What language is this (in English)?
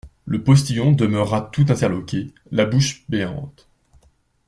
French